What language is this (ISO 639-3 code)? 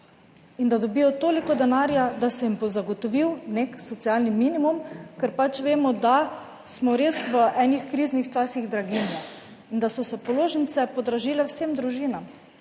slv